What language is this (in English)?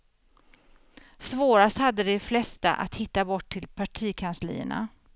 Swedish